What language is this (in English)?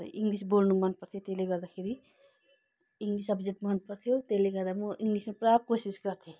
Nepali